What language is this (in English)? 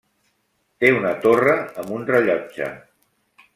Catalan